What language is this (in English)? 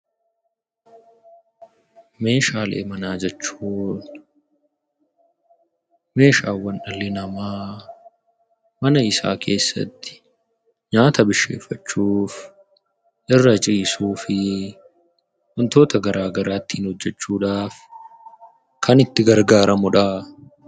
Oromo